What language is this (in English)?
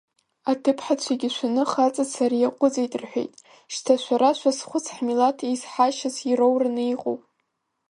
Abkhazian